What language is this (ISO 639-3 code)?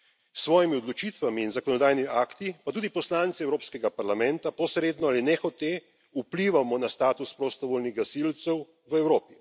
slv